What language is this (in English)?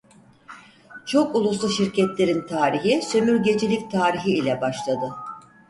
Turkish